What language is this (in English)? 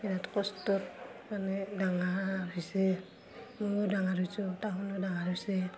Assamese